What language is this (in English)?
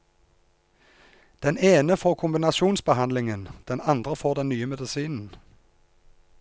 Norwegian